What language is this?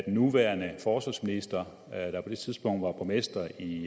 Danish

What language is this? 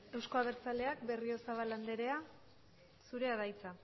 Basque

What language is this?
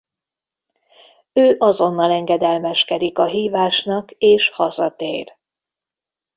Hungarian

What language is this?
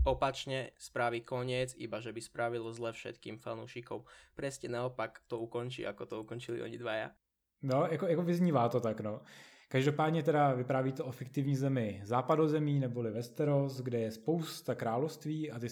Czech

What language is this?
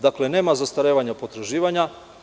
Serbian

